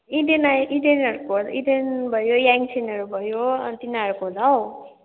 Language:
Nepali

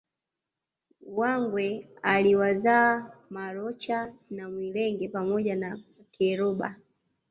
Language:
Swahili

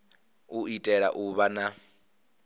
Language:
Venda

